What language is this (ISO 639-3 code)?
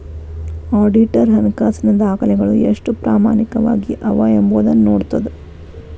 kan